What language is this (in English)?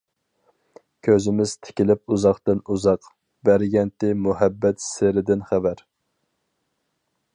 Uyghur